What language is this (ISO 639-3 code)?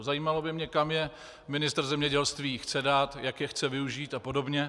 ces